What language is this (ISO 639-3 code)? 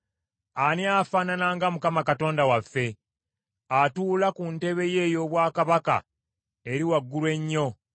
lug